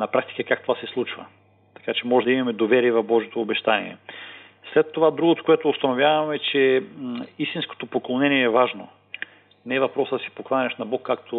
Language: Bulgarian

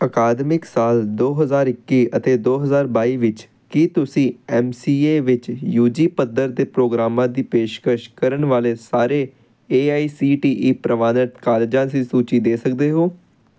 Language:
Punjabi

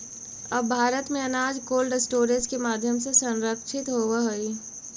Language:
Magahi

